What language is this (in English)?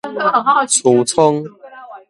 Min Nan Chinese